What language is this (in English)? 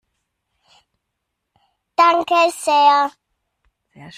German